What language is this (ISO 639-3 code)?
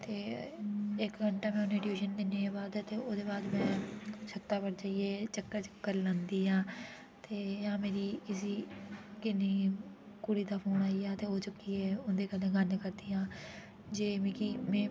doi